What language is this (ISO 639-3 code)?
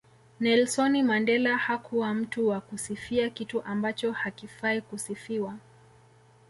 swa